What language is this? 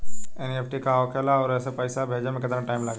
Bhojpuri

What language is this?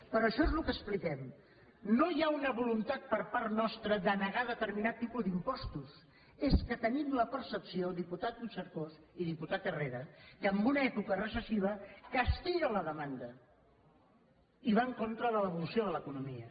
Catalan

